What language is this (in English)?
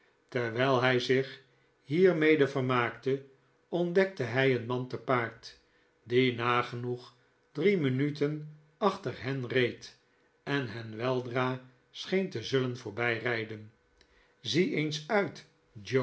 Dutch